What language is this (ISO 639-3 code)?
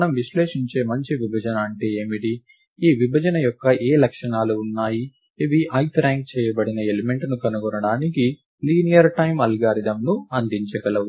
tel